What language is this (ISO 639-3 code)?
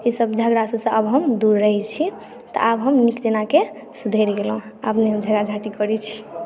mai